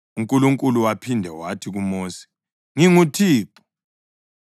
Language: North Ndebele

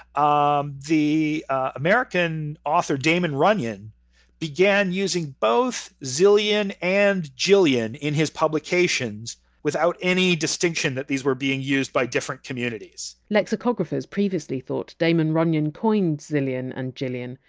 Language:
English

